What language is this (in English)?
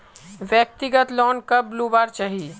Magahi